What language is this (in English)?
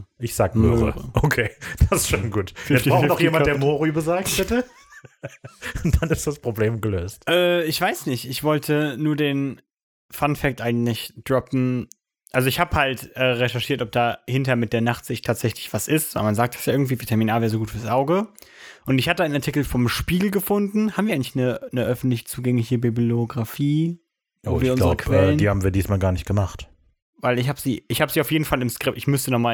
German